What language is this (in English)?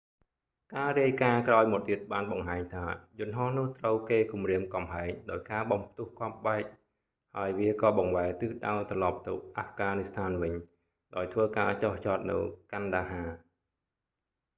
Khmer